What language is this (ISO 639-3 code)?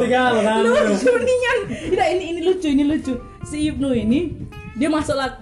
ind